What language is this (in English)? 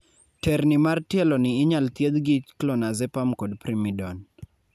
Luo (Kenya and Tanzania)